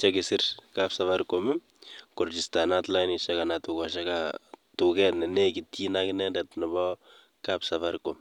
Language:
Kalenjin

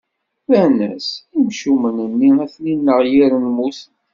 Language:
Kabyle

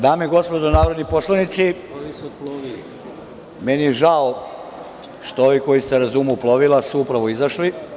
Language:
Serbian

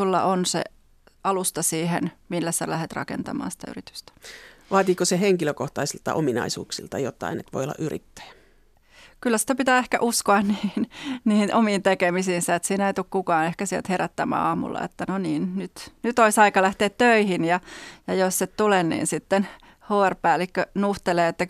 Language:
Finnish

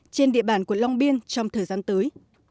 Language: Vietnamese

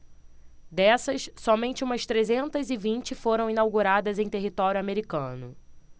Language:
Portuguese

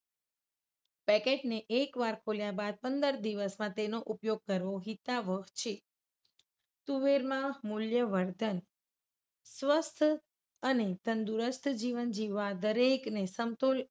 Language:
Gujarati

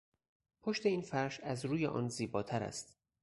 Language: Persian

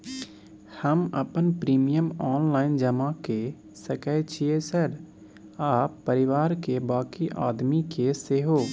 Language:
Maithili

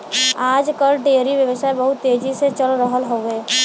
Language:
Bhojpuri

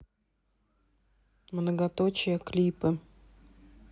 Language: Russian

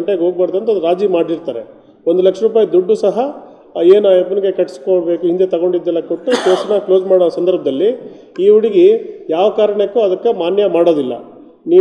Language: Kannada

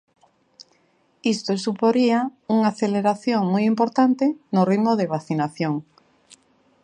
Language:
Galician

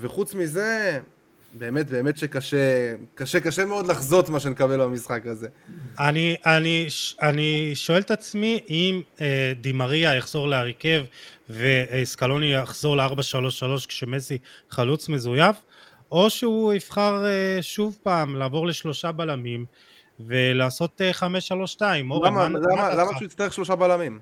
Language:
Hebrew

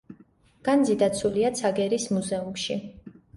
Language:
Georgian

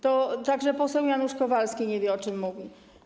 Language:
Polish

